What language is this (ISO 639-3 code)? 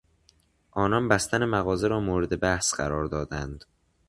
fas